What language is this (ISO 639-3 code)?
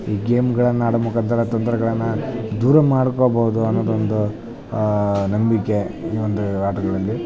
kan